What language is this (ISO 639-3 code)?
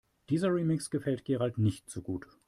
deu